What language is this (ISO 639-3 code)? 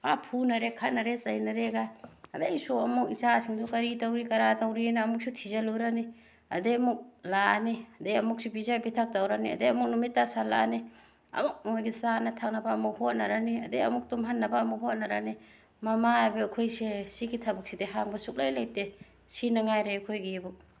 mni